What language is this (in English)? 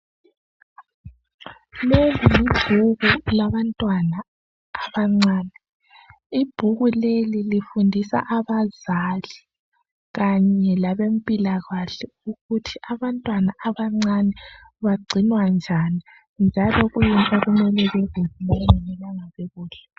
North Ndebele